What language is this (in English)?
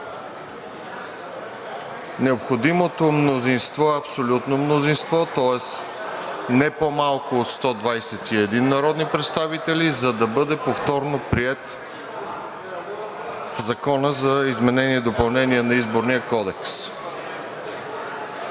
Bulgarian